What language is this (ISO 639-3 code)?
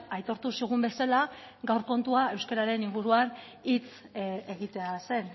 eus